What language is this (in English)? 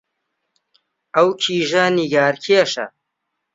Central Kurdish